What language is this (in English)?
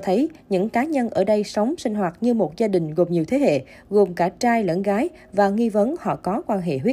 Vietnamese